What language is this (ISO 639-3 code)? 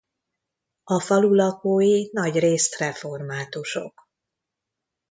hun